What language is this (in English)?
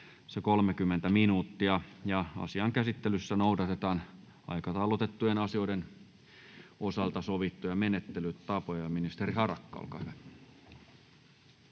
Finnish